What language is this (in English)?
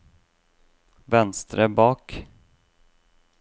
Norwegian